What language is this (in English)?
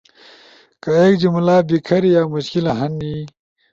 Ushojo